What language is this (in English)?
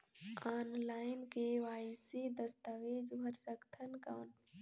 Chhattisgarhi